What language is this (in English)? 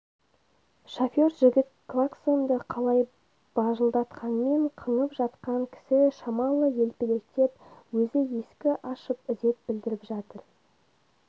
Kazakh